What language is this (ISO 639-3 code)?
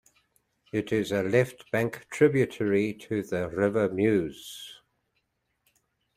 eng